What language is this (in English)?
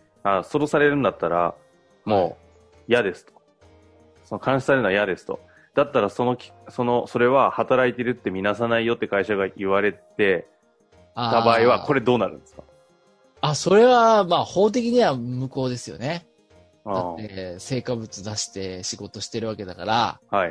Japanese